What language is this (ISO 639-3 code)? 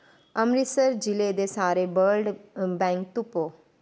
doi